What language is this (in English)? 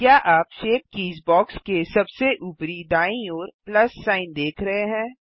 Hindi